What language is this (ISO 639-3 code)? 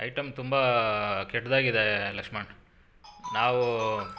kan